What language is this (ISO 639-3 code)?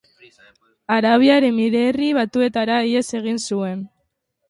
eus